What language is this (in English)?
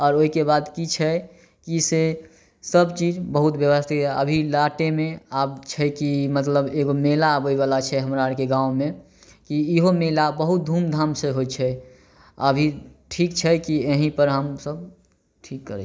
Maithili